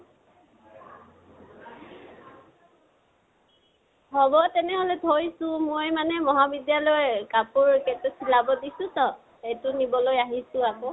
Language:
Assamese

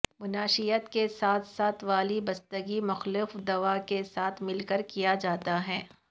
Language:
Urdu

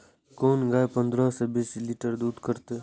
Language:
Maithili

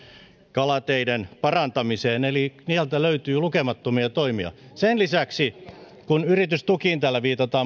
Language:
Finnish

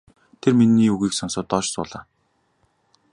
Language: Mongolian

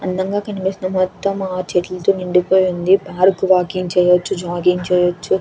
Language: Telugu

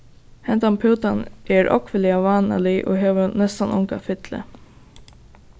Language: Faroese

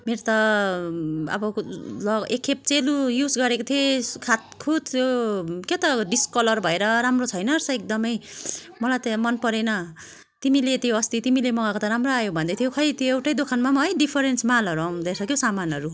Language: Nepali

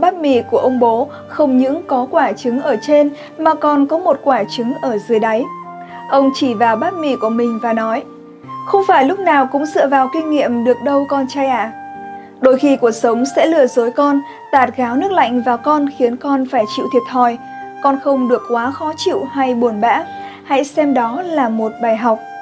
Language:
Vietnamese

